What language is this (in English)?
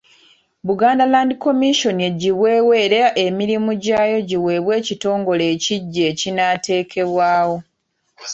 Ganda